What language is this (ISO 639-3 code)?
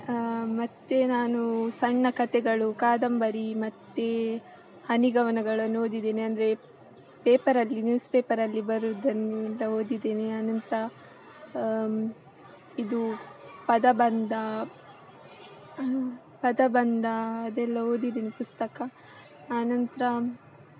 kan